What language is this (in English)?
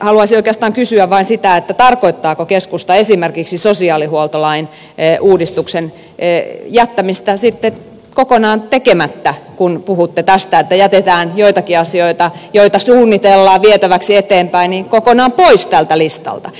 Finnish